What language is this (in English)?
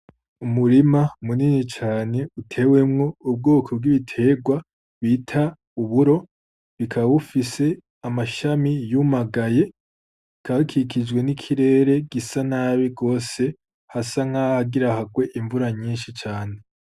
Rundi